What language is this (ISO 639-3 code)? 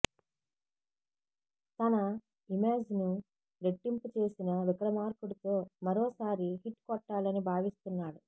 tel